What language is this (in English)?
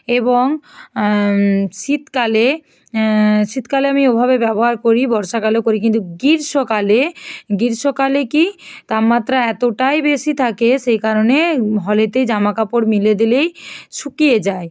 Bangla